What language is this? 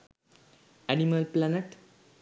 Sinhala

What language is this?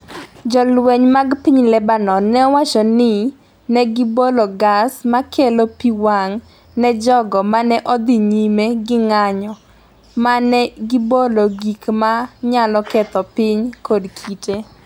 Luo (Kenya and Tanzania)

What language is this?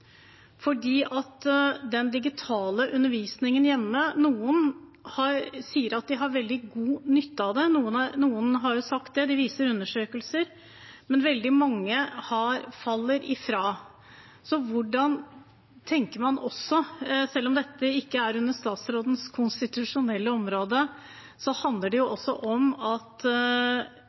Norwegian Bokmål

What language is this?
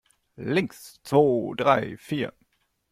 German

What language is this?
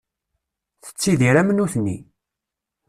Kabyle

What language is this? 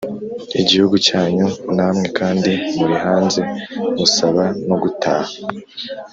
Kinyarwanda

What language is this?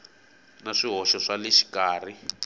Tsonga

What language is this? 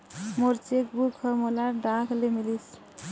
Chhattisgarhi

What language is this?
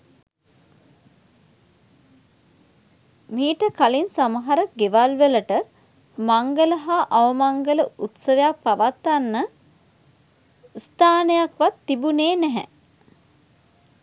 Sinhala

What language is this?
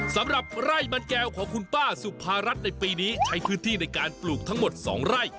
Thai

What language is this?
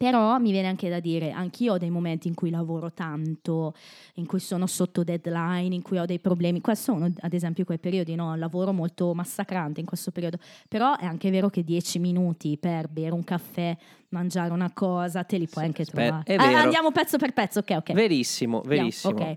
Italian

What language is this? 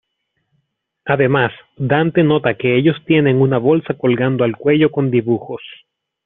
Spanish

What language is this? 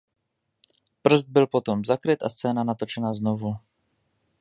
Czech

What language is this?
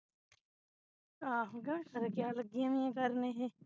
Punjabi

